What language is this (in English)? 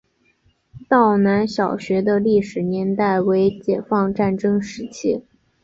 Chinese